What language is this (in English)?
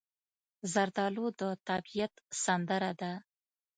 Pashto